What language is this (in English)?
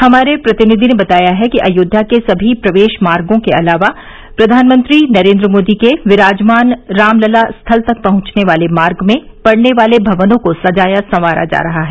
Hindi